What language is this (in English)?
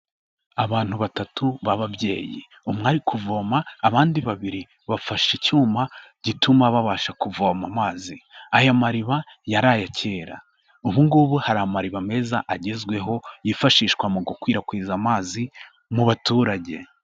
Kinyarwanda